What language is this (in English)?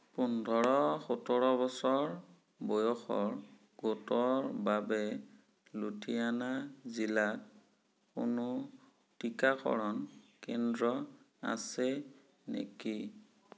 Assamese